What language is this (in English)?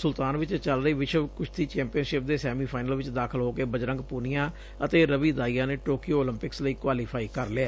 Punjabi